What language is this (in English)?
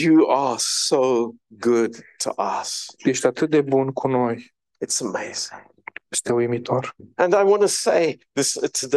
Romanian